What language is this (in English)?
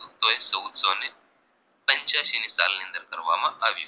Gujarati